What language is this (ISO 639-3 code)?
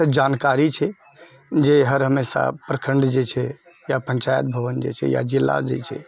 mai